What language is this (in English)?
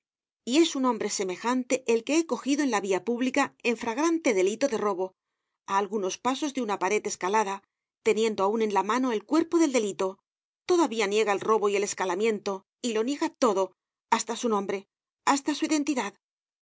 Spanish